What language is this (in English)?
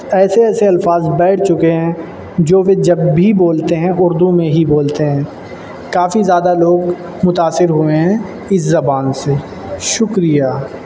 Urdu